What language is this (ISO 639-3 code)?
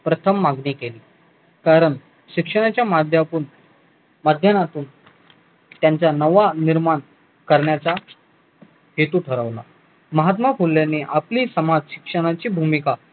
mar